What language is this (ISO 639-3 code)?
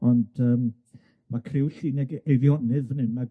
cym